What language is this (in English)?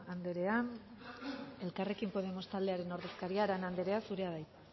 Basque